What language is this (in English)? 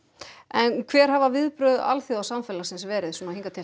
Icelandic